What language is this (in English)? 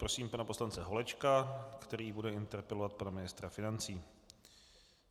Czech